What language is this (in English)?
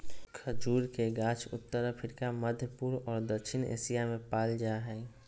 Magahi